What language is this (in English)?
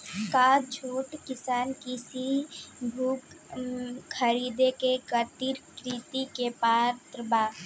Bhojpuri